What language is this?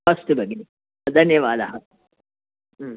Sanskrit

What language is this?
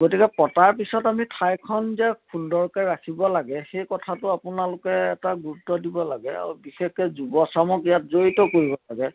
Assamese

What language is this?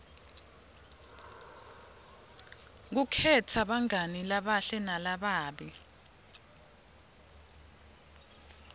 Swati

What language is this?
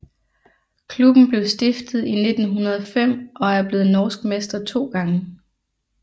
Danish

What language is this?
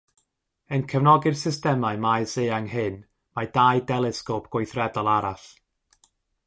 Welsh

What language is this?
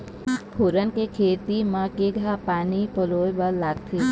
Chhattisgarhi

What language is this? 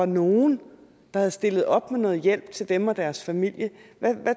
Danish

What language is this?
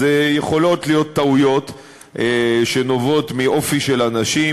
Hebrew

